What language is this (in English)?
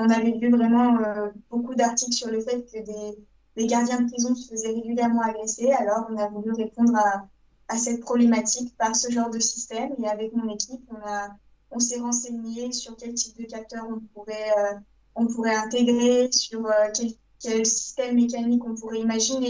French